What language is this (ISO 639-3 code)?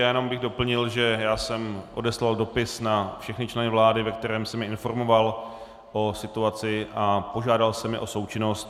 ces